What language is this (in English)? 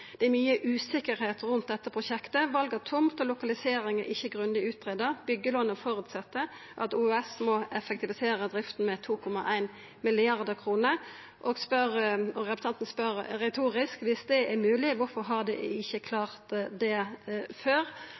Norwegian Nynorsk